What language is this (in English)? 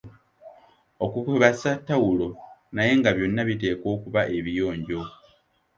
Ganda